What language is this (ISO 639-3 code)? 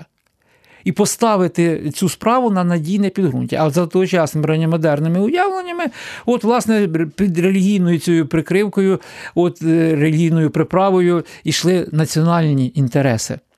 ukr